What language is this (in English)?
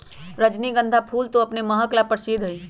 Magahi